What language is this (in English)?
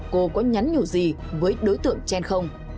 Vietnamese